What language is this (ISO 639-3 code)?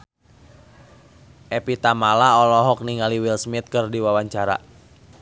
sun